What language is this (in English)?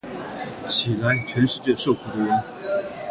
Chinese